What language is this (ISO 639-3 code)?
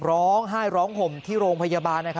tha